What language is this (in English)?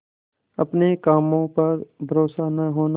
Hindi